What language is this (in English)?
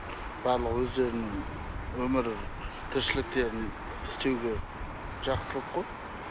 Kazakh